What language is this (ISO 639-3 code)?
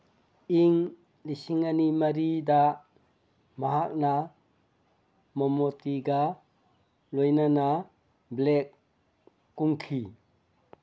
mni